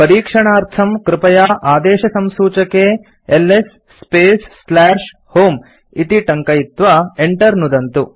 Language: Sanskrit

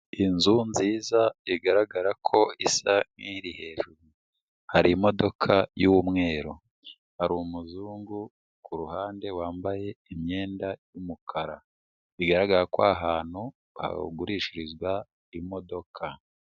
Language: Kinyarwanda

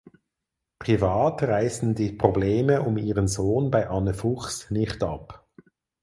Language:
German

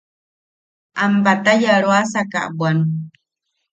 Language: Yaqui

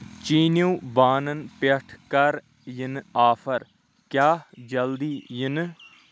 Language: Kashmiri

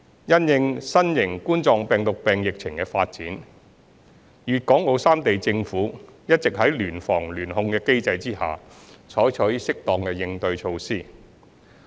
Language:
Cantonese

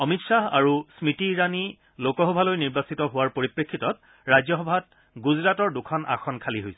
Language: Assamese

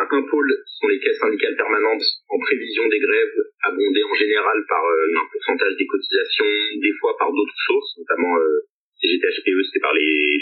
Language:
French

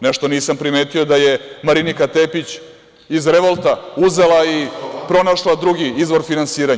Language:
Serbian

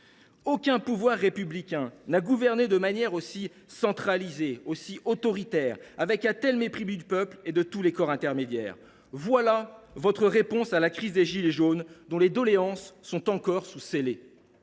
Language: French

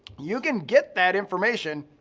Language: English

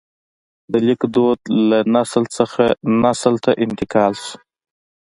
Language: Pashto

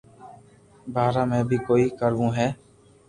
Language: Loarki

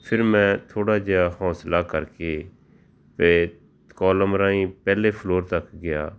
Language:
Punjabi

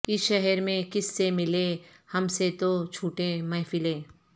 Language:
Urdu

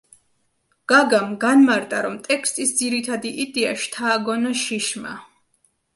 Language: Georgian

